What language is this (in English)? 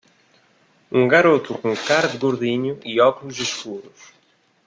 Portuguese